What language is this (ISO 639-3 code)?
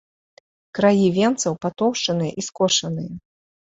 bel